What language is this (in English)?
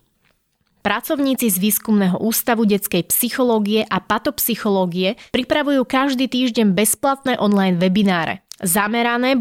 Slovak